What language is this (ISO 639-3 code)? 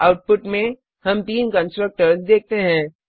hin